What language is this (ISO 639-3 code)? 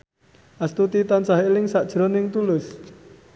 jav